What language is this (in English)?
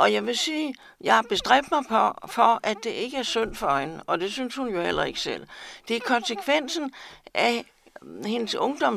Danish